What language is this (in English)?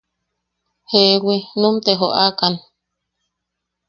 Yaqui